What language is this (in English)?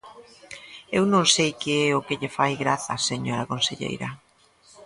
Galician